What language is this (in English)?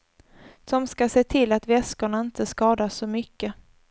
Swedish